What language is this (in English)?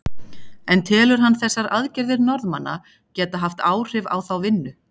Icelandic